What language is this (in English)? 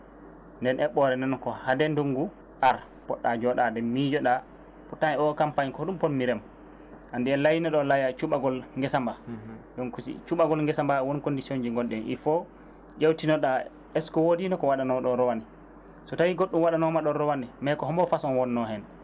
Fula